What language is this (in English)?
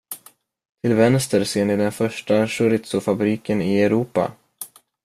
Swedish